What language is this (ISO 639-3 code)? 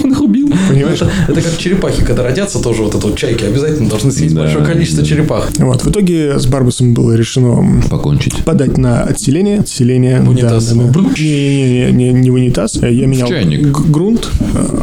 rus